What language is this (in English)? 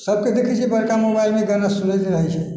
Maithili